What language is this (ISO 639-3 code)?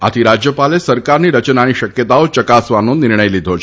guj